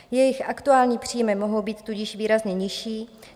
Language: Czech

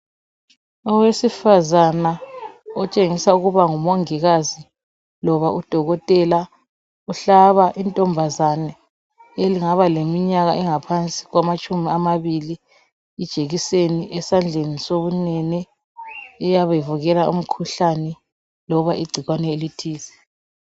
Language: North Ndebele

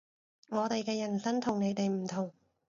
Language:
Cantonese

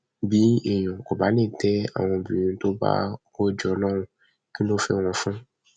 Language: Yoruba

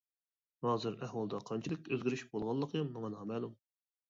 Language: Uyghur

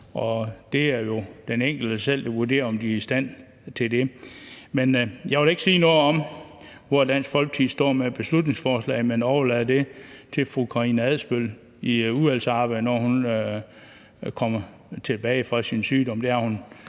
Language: Danish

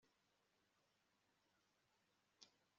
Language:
Kinyarwanda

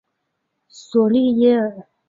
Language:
Chinese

